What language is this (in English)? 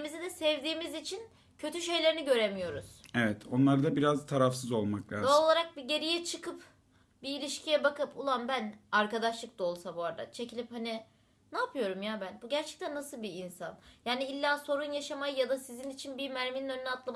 Turkish